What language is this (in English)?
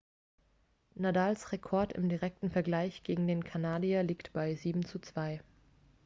German